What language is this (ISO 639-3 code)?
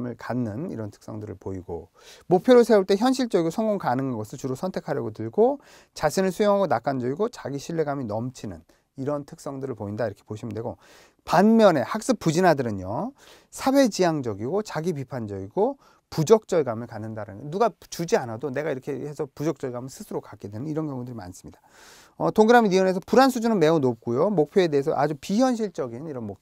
kor